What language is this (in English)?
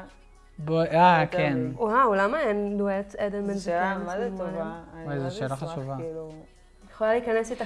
Hebrew